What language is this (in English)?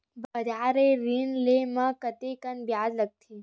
Chhattisgarhi